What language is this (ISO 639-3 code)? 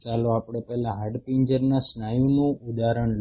guj